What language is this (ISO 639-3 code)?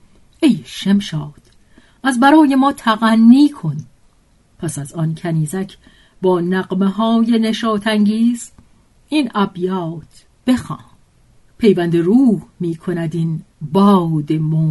fas